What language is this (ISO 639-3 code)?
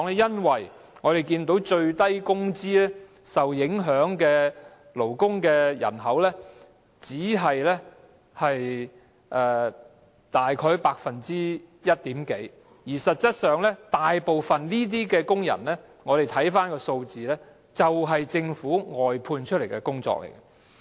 yue